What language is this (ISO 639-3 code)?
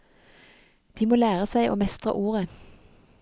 nor